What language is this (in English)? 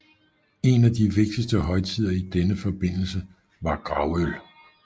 Danish